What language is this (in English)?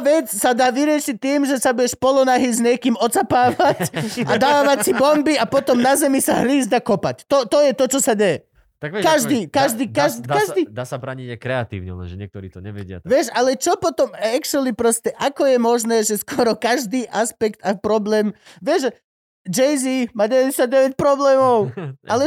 Slovak